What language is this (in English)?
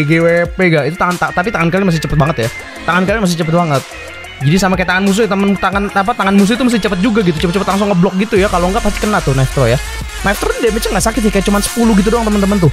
Indonesian